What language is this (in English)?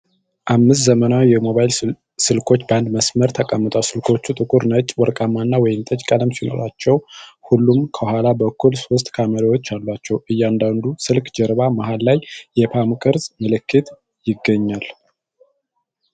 Amharic